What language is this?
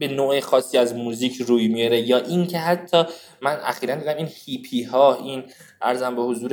Persian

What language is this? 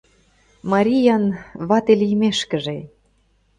Mari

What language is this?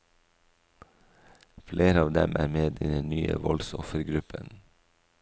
Norwegian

